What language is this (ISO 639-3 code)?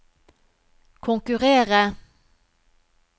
nor